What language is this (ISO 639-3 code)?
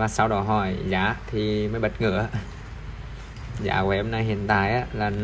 vie